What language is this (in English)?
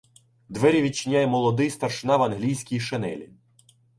Ukrainian